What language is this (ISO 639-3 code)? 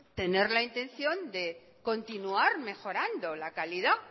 spa